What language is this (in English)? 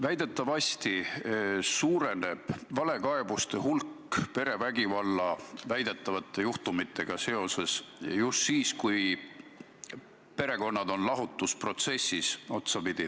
Estonian